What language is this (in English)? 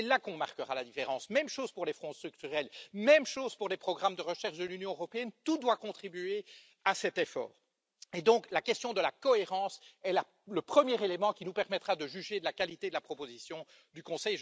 French